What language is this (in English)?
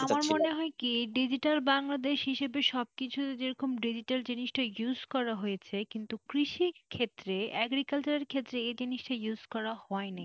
Bangla